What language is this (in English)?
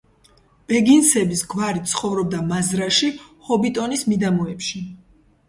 Georgian